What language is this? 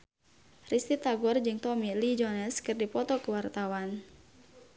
Sundanese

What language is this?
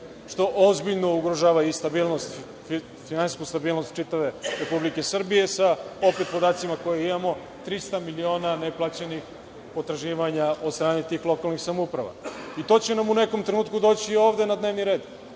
Serbian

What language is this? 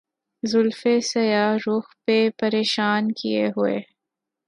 Urdu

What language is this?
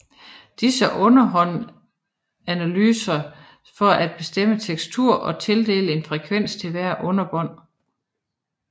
Danish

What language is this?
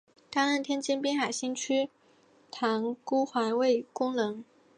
Chinese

